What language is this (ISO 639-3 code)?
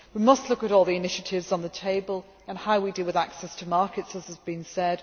eng